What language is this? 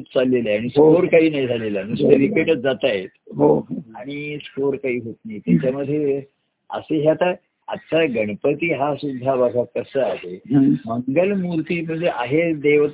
Marathi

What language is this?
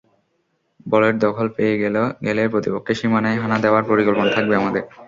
Bangla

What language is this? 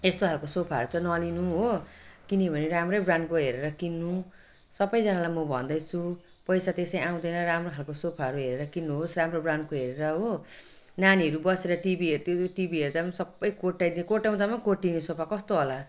Nepali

